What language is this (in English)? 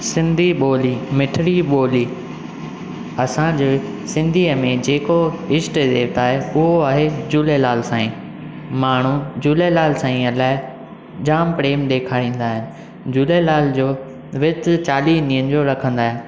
Sindhi